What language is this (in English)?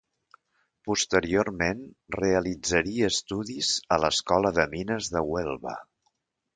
Catalan